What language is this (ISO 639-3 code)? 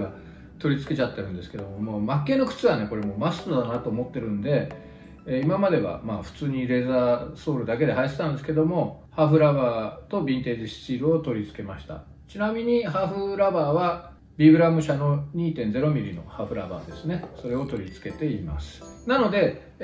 jpn